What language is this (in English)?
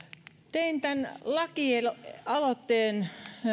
Finnish